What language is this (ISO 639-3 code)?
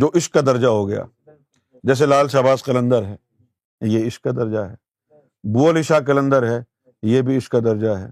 urd